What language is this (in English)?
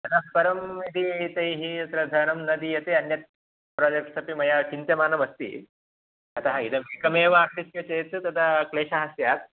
Sanskrit